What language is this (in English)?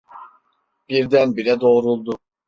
Turkish